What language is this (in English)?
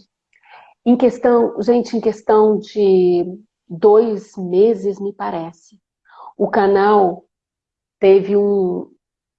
Portuguese